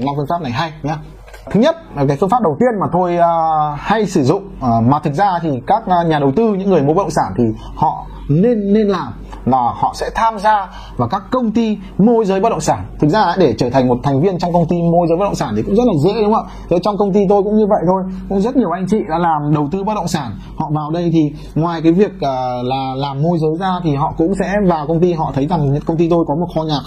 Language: Vietnamese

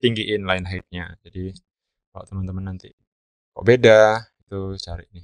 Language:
Indonesian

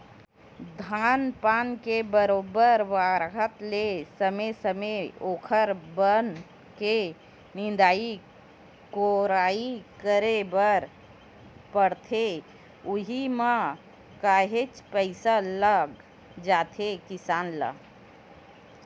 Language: Chhattisgarhi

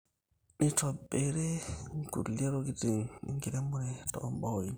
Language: Masai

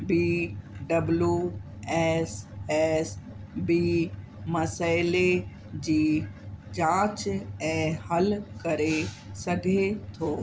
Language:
Sindhi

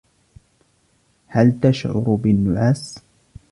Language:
Arabic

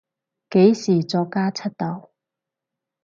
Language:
Cantonese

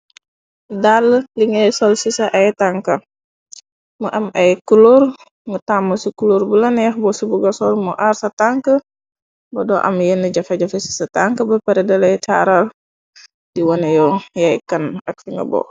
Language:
Wolof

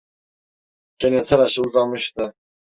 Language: Turkish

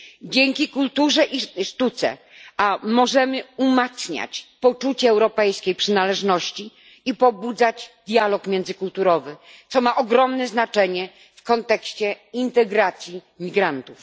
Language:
Polish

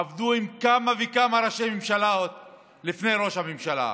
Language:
Hebrew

